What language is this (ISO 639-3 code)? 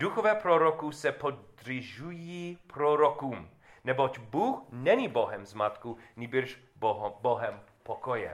ces